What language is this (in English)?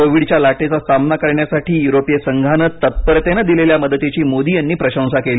Marathi